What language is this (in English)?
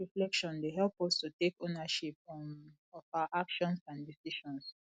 Nigerian Pidgin